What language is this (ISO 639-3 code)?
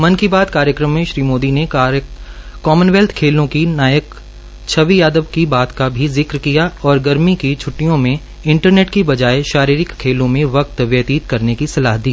hin